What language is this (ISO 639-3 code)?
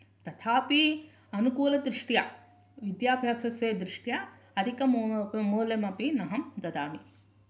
san